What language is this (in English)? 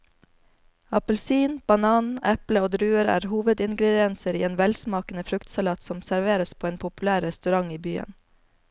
Norwegian